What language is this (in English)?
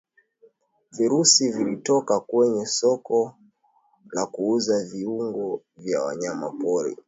Swahili